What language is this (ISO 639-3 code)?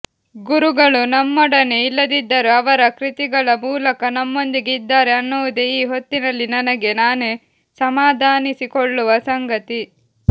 kan